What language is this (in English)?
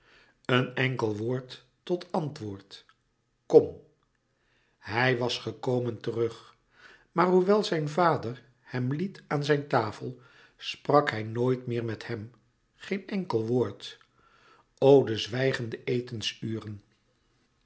Dutch